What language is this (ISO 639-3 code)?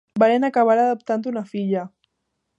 cat